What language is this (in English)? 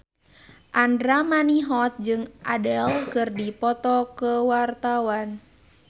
Sundanese